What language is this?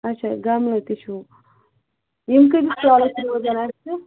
Kashmiri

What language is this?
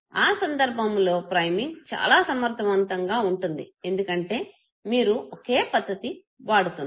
Telugu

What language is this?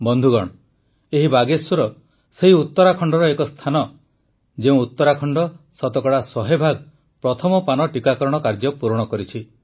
Odia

